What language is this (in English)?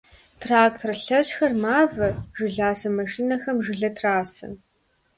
Kabardian